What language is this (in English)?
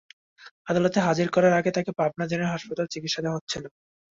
Bangla